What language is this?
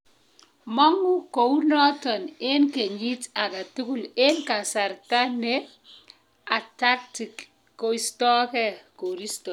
Kalenjin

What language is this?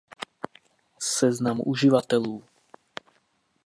Czech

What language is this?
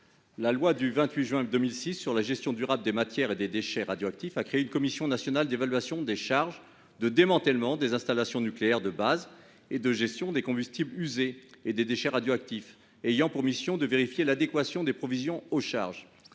French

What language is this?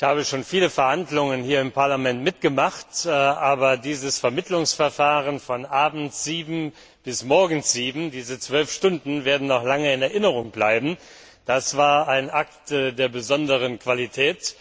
German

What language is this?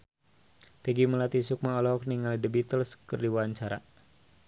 Sundanese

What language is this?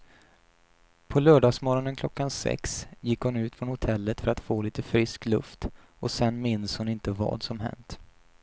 Swedish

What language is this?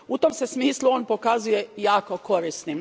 Croatian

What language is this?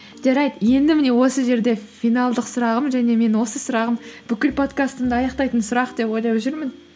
Kazakh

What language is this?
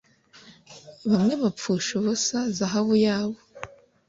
Kinyarwanda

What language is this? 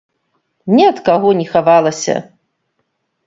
Belarusian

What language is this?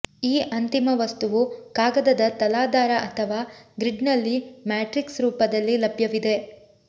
Kannada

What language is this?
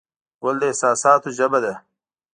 Pashto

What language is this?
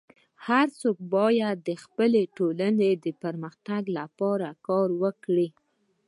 Pashto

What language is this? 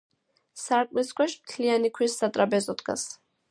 Georgian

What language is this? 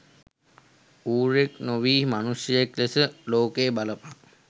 Sinhala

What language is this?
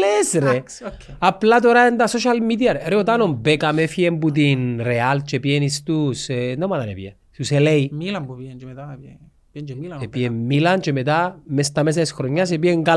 Greek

